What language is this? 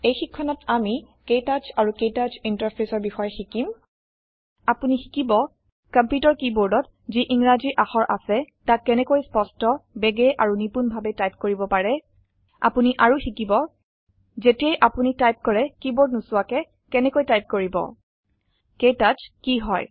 Assamese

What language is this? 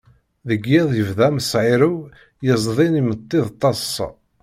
Kabyle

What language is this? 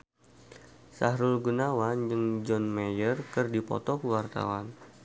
Sundanese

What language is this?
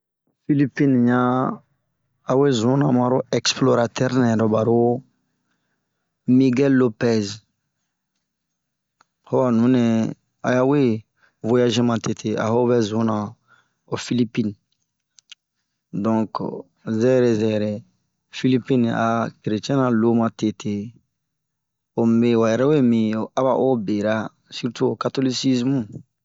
Bomu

